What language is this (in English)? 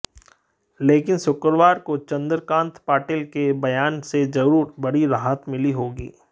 Hindi